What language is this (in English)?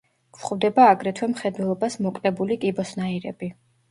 Georgian